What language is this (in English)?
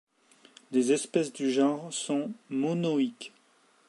French